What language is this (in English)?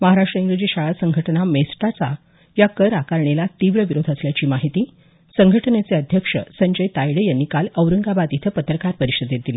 Marathi